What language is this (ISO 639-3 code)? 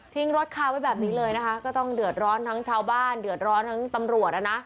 tha